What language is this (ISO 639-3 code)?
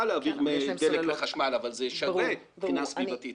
heb